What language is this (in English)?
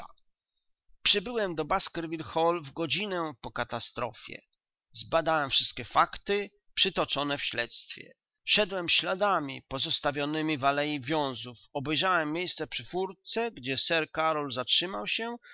Polish